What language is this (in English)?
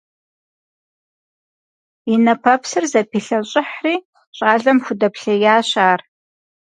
Kabardian